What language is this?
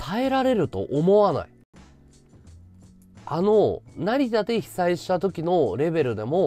Japanese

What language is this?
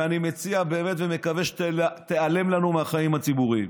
Hebrew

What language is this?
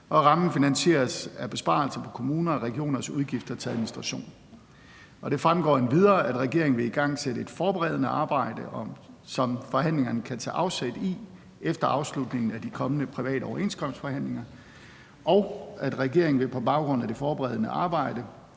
Danish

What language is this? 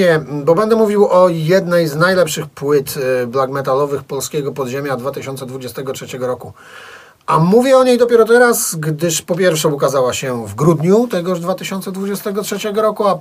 Polish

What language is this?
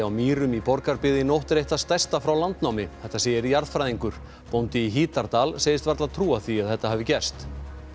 Icelandic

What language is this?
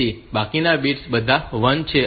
Gujarati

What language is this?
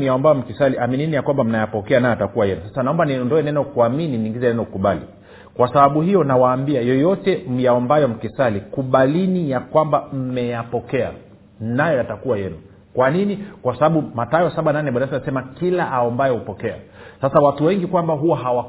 Swahili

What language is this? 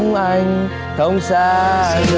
Vietnamese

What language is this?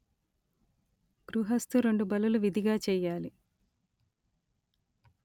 Telugu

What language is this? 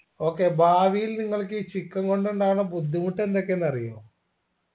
Malayalam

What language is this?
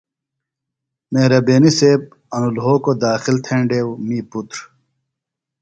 Phalura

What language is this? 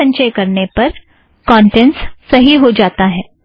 Hindi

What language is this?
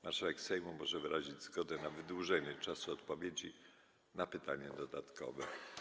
Polish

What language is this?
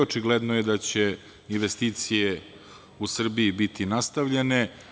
Serbian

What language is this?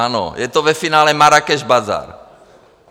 Czech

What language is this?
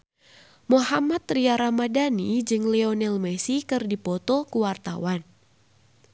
Sundanese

